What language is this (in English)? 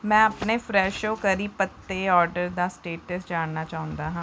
Punjabi